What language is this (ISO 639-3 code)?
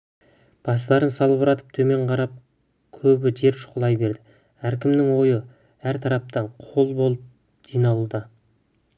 kaz